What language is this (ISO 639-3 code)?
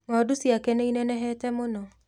kik